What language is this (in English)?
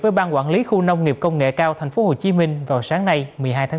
Vietnamese